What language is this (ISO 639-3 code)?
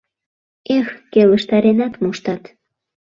chm